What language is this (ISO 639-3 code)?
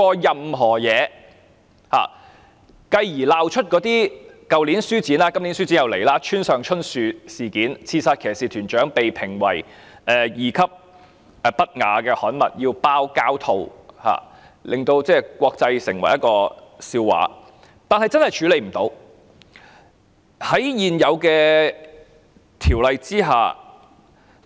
yue